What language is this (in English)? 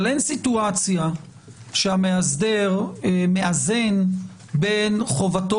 Hebrew